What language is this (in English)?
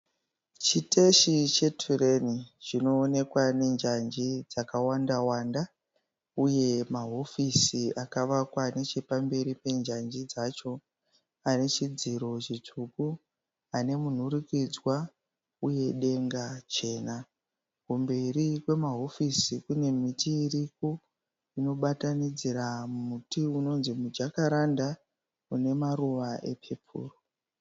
Shona